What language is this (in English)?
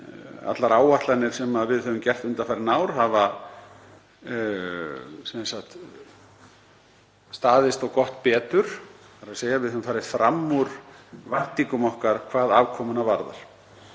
Icelandic